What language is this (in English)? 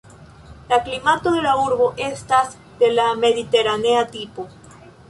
Esperanto